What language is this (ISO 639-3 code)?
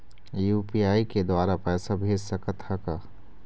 hne